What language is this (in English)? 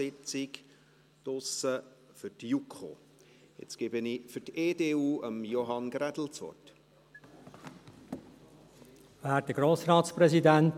Swiss German